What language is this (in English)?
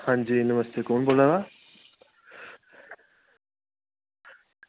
Dogri